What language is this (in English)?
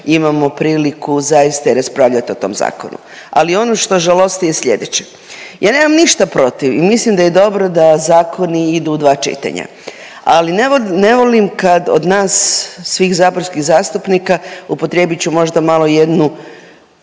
Croatian